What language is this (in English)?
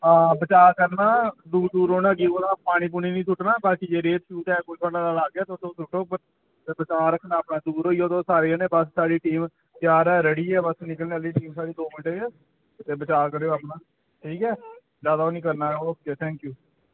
Dogri